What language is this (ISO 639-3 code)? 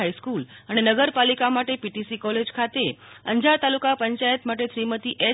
guj